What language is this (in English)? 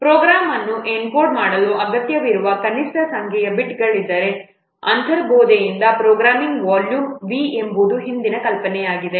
Kannada